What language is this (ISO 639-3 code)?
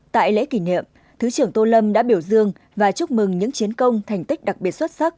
vie